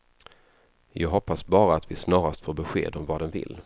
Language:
Swedish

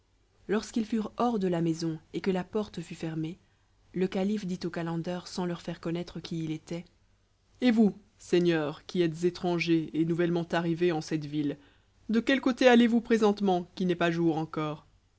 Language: French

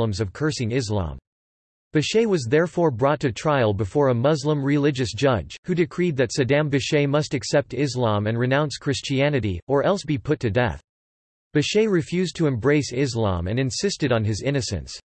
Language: English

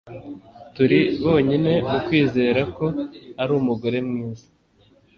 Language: Kinyarwanda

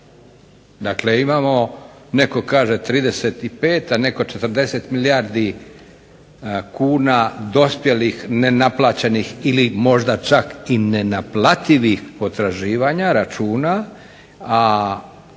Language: Croatian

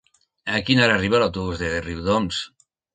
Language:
Catalan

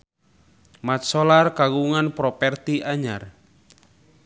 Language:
Sundanese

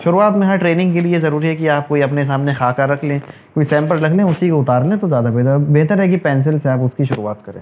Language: Urdu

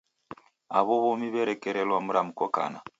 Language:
Taita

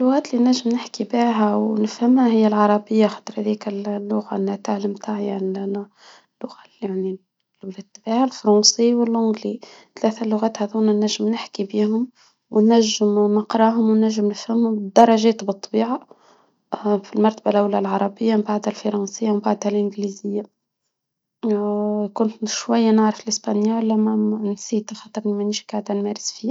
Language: Tunisian Arabic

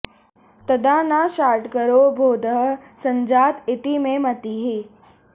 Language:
Sanskrit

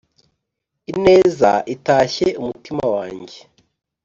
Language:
Kinyarwanda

